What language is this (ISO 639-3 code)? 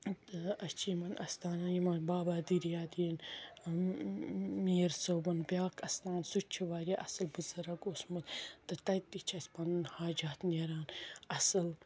kas